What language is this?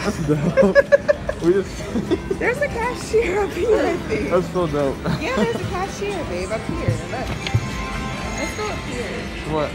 English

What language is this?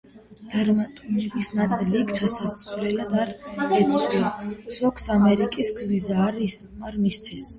Georgian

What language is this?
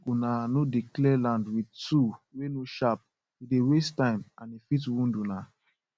Nigerian Pidgin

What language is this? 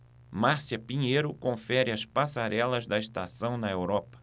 Portuguese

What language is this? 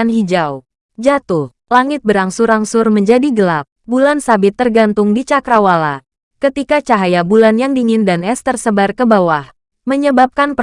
Indonesian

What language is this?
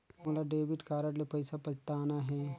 Chhattisgarhi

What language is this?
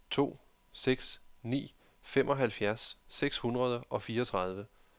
Danish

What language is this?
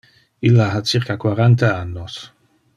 Interlingua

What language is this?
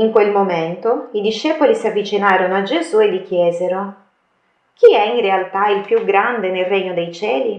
Italian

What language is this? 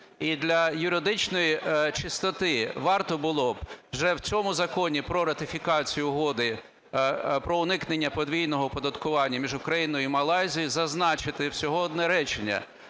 Ukrainian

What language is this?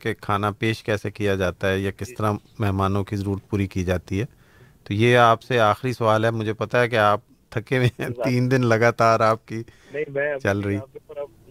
Urdu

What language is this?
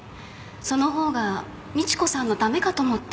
Japanese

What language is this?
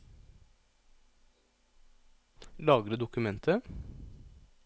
Norwegian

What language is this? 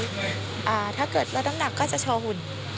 Thai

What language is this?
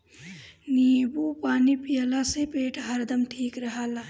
Bhojpuri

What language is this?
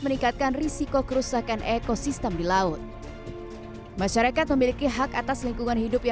Indonesian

